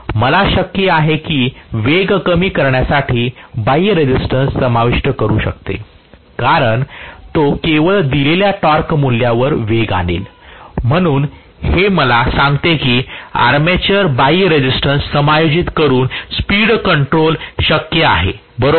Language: Marathi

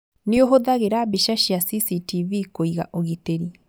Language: Kikuyu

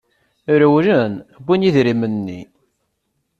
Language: Kabyle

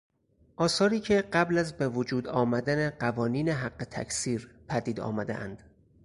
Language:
Persian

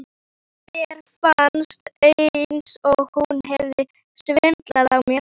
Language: Icelandic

